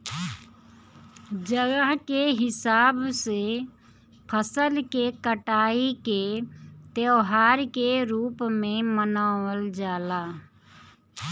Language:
Bhojpuri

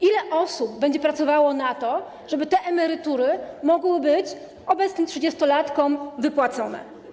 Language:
Polish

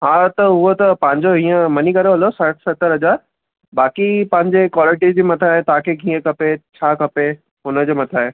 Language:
Sindhi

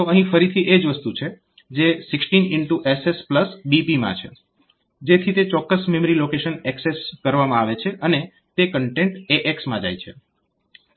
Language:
Gujarati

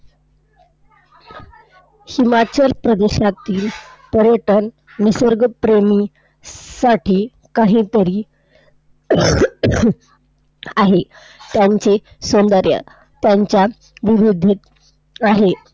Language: Marathi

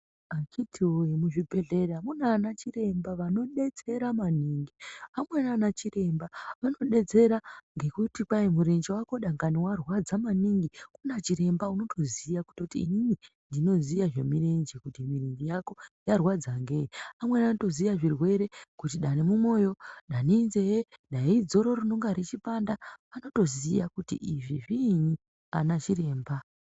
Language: Ndau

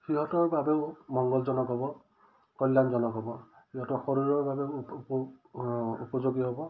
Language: Assamese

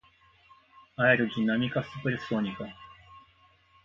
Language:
Portuguese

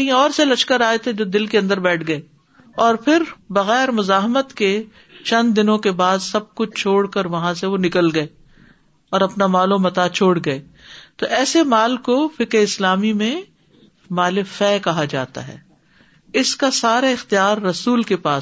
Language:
Urdu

